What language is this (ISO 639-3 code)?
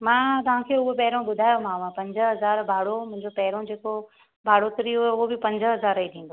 snd